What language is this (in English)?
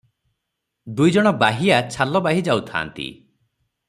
Odia